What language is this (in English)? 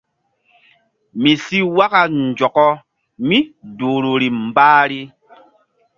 Mbum